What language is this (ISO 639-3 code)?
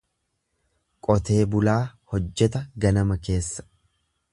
orm